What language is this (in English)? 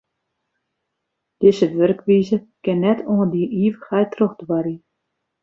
Western Frisian